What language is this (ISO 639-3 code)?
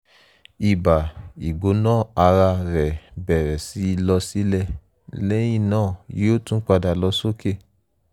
yor